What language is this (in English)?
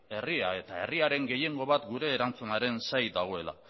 Basque